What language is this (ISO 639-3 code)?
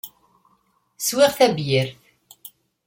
kab